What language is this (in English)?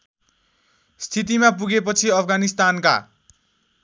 Nepali